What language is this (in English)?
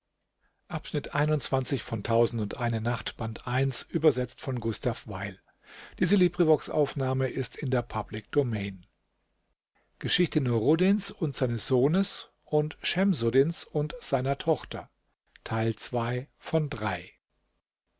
German